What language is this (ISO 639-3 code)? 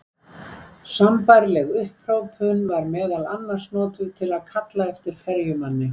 isl